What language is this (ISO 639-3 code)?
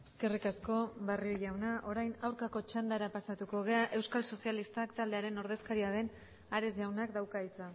eus